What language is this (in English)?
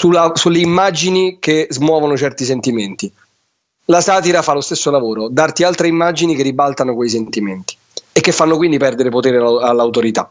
Italian